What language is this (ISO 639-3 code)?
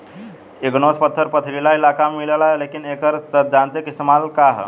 bho